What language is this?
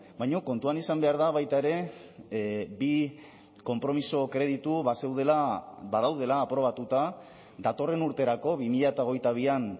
Basque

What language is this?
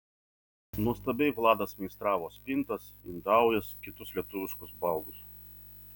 Lithuanian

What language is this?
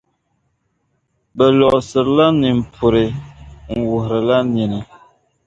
Dagbani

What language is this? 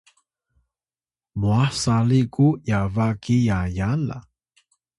Atayal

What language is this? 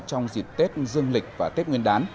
Vietnamese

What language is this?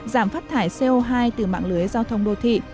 Vietnamese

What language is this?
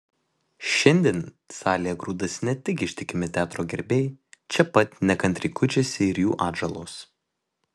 Lithuanian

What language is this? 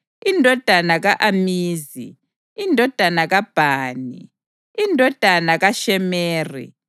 North Ndebele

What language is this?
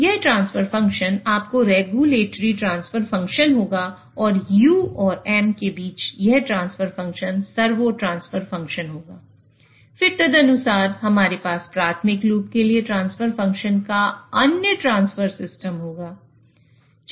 Hindi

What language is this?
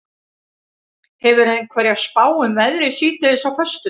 Icelandic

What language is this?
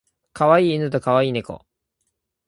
Japanese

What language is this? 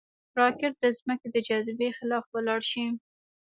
Pashto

